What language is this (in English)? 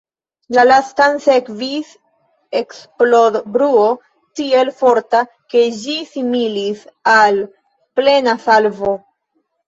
Esperanto